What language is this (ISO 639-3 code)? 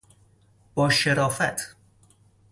fas